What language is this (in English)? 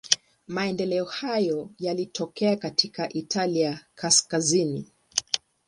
Swahili